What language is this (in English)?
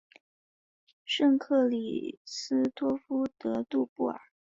Chinese